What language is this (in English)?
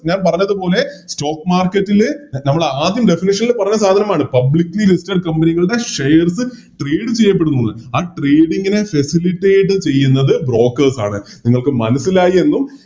Malayalam